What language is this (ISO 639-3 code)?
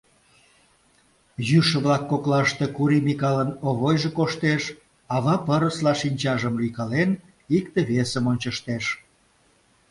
chm